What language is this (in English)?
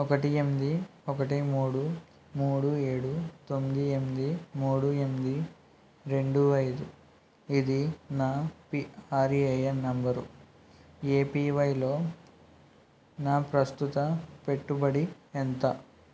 Telugu